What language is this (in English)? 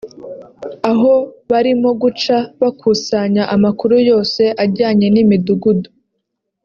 Kinyarwanda